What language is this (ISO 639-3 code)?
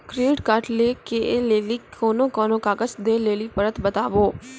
mai